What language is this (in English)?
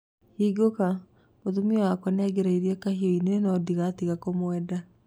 Kikuyu